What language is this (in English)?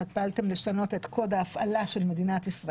Hebrew